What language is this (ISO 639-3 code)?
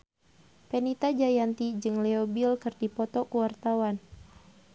sun